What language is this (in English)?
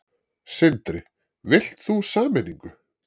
Icelandic